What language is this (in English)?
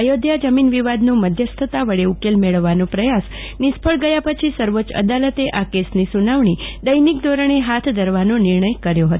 Gujarati